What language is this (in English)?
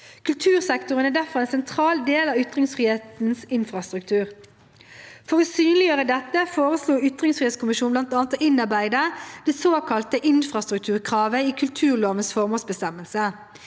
Norwegian